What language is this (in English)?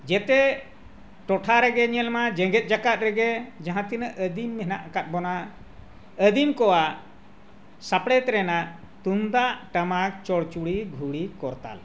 Santali